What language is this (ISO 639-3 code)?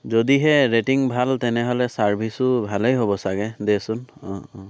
asm